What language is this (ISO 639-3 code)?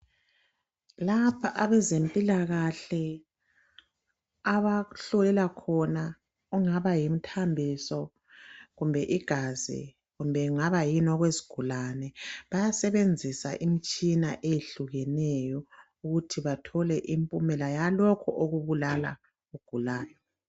nde